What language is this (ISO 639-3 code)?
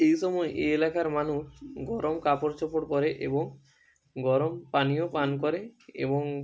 ben